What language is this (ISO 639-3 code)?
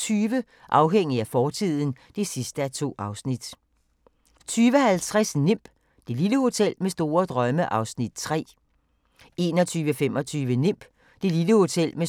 dan